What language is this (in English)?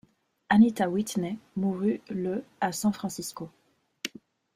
French